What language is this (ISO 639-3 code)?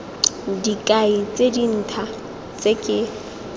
tsn